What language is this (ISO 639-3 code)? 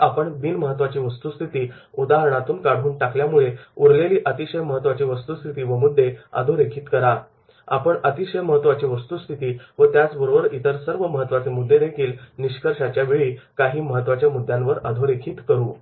mar